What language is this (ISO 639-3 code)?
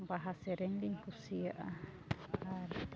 sat